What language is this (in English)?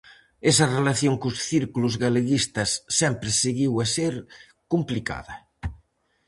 Galician